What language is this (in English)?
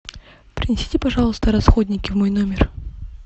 Russian